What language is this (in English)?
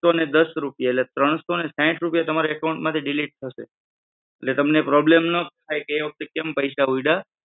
Gujarati